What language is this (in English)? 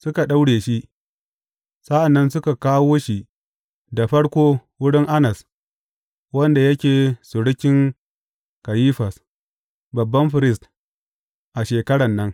Hausa